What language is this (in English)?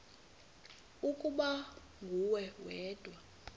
Xhosa